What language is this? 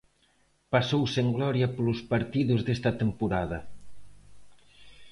Galician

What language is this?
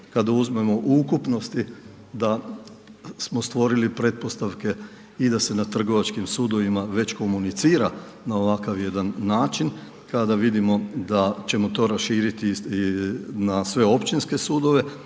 Croatian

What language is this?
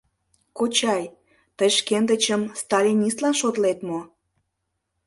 Mari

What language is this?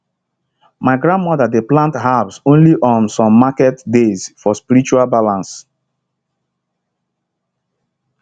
Nigerian Pidgin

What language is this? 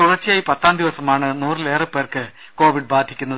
Malayalam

